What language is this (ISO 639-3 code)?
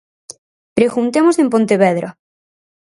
glg